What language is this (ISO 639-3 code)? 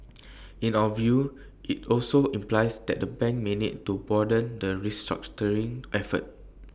eng